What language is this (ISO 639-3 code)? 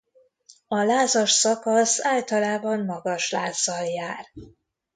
hun